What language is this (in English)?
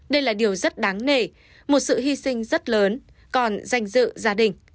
Vietnamese